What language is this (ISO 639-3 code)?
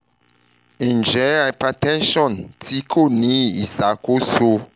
yor